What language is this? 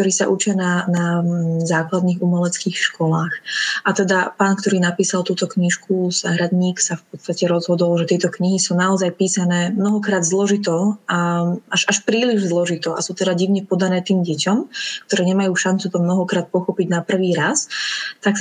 Slovak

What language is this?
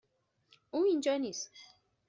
Persian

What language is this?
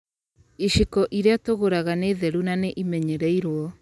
Kikuyu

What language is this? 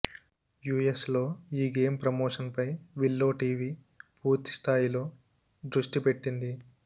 Telugu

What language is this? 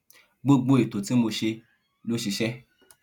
Yoruba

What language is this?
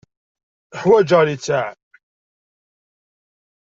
Kabyle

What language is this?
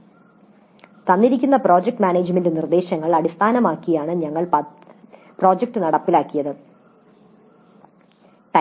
Malayalam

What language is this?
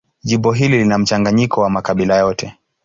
Swahili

